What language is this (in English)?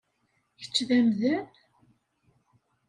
Kabyle